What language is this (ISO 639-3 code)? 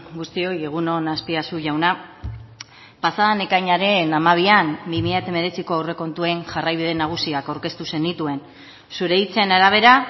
eus